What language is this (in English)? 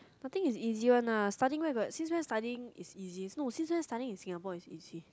English